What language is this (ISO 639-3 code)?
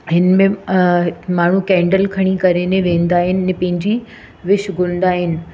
snd